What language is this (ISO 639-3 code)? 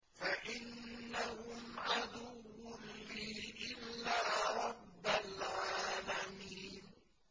ara